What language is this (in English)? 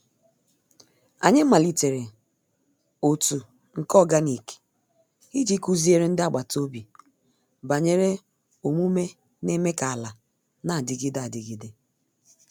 Igbo